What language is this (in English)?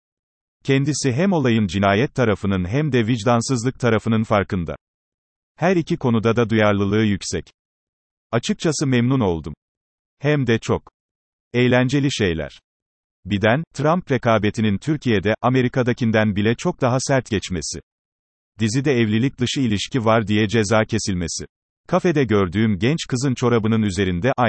Turkish